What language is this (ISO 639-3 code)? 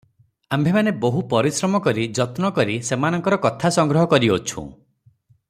ori